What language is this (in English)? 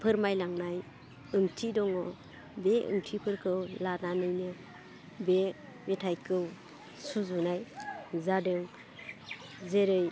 Bodo